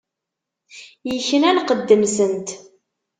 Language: Kabyle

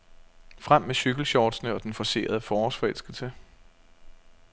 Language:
Danish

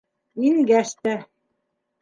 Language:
Bashkir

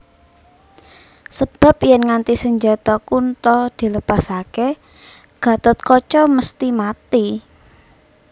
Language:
Javanese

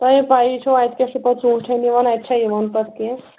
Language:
Kashmiri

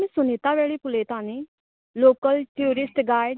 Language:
Konkani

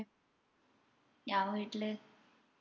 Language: Malayalam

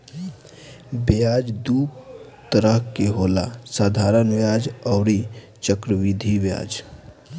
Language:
Bhojpuri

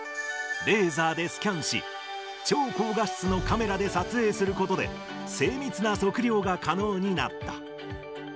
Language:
Japanese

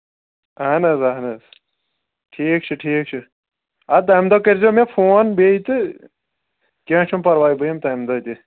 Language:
Kashmiri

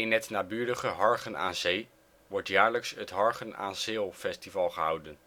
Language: Dutch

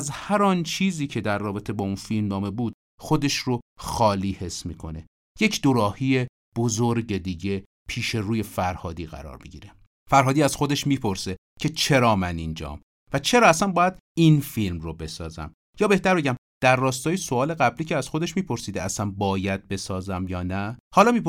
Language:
Persian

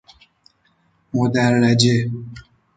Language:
Persian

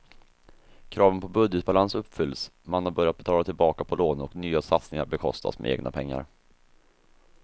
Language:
Swedish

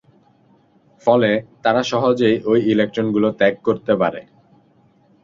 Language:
Bangla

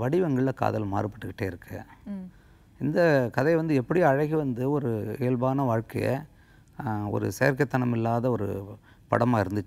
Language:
Korean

